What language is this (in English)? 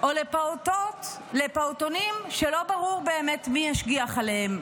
Hebrew